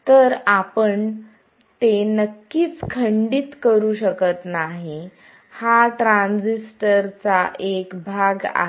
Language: Marathi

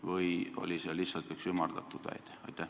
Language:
Estonian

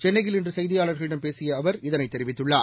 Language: Tamil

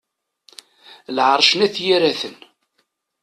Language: Kabyle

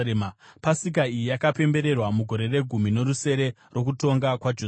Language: Shona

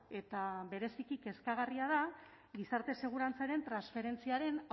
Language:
Basque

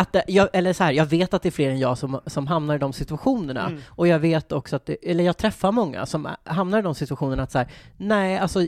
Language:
Swedish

